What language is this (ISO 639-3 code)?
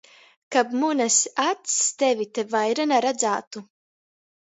ltg